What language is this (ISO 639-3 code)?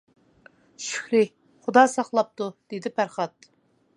uig